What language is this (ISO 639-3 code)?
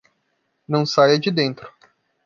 por